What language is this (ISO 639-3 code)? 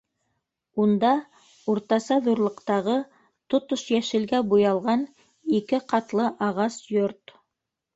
bak